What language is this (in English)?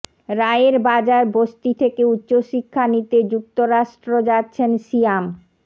Bangla